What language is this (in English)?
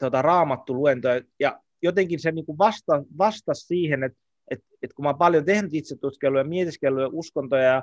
Finnish